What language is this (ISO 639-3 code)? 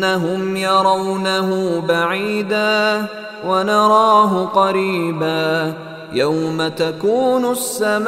ara